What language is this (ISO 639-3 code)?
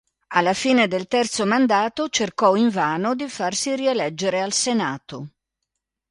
ita